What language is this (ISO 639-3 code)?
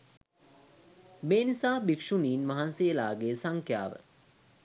sin